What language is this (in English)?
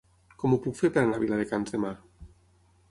Catalan